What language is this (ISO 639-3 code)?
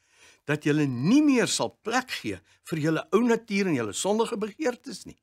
nld